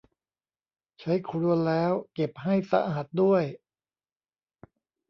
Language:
Thai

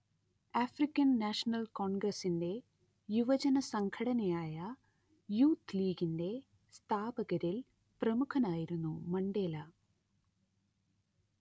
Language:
Malayalam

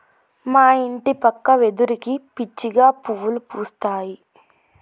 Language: Telugu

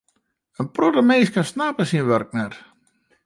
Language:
Western Frisian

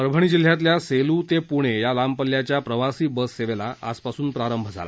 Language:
Marathi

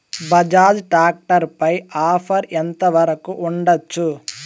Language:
Telugu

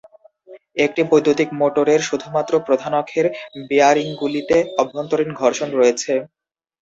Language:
Bangla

